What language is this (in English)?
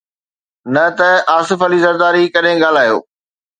Sindhi